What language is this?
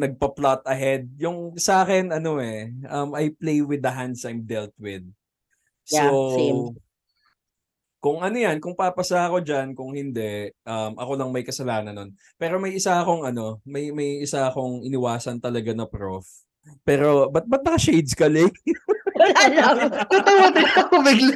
Filipino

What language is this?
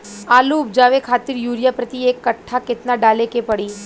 Bhojpuri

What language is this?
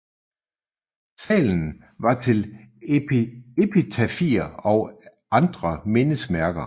Danish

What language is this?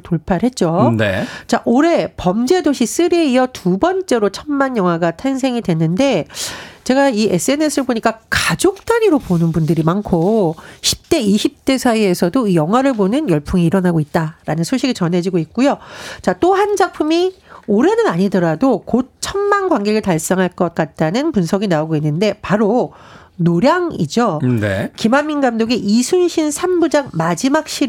Korean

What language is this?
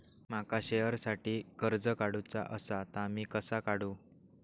Marathi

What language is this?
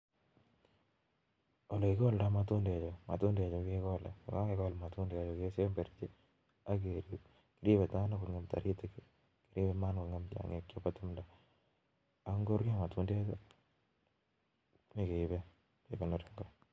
Kalenjin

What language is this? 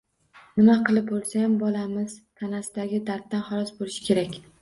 Uzbek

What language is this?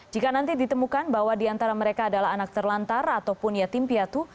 Indonesian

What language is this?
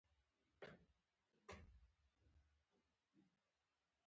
Pashto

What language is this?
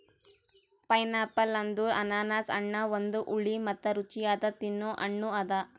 Kannada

